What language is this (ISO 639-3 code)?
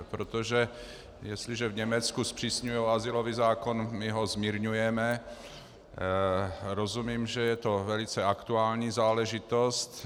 ces